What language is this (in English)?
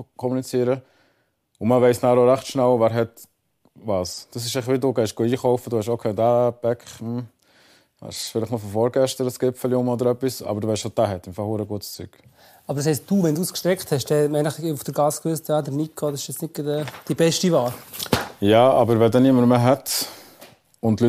German